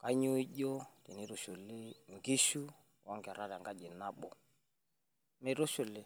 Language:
Masai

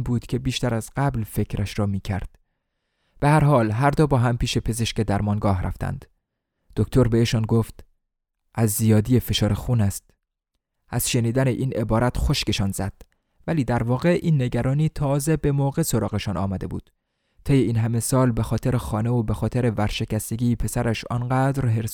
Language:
Persian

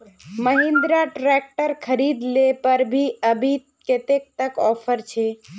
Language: Magahi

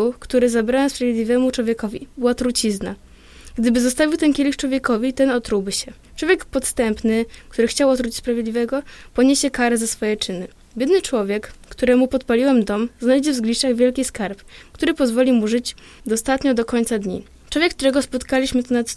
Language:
Polish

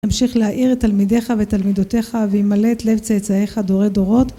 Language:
Hebrew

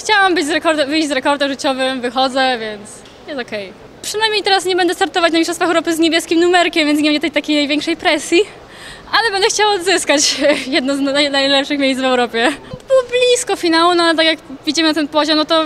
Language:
Polish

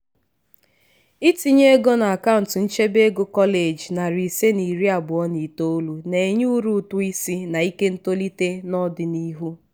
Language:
Igbo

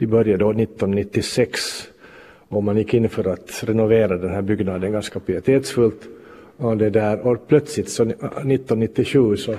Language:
Swedish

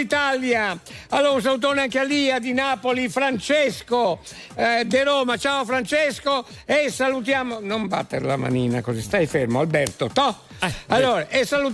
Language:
Italian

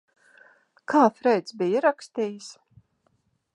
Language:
Latvian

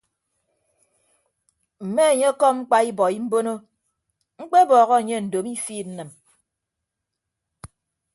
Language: Ibibio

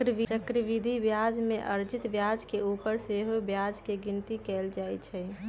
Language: Magahi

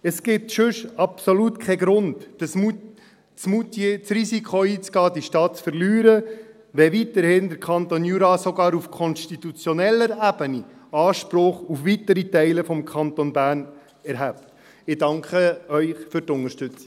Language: Swiss German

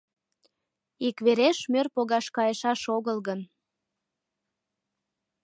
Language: Mari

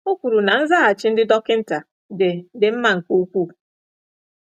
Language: Igbo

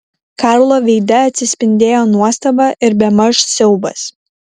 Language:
Lithuanian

